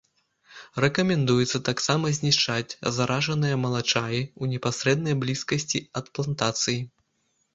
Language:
Belarusian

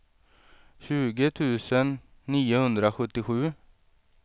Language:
Swedish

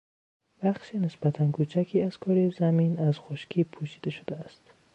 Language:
Persian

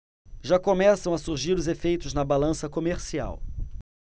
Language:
Portuguese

